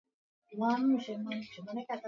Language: Swahili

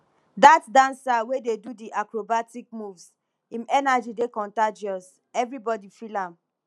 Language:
Nigerian Pidgin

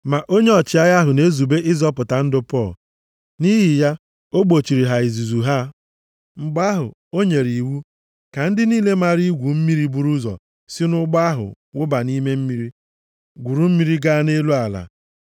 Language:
Igbo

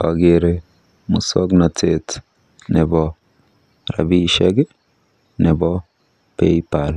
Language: Kalenjin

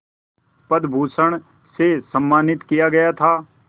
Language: Hindi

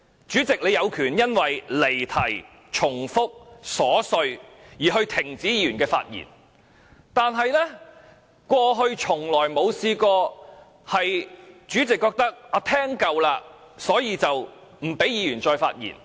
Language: Cantonese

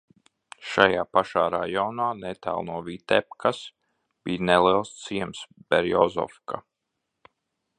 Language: Latvian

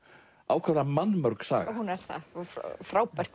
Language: Icelandic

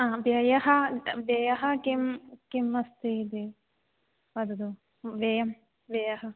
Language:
Sanskrit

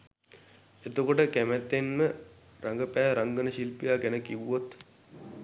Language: Sinhala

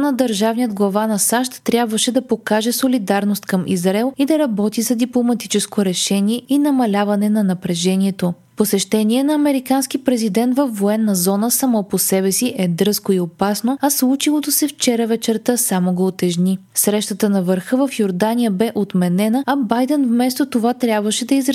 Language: Bulgarian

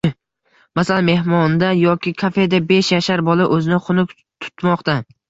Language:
Uzbek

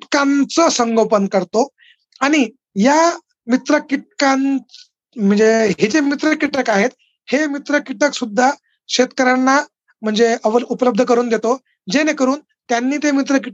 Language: Marathi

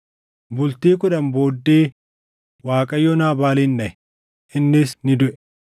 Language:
Oromo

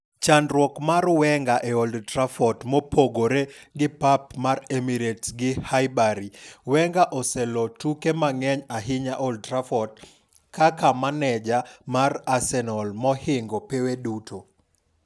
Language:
Luo (Kenya and Tanzania)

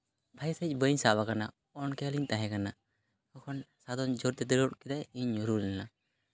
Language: Santali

